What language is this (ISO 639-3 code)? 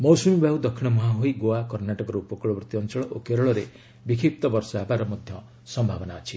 ori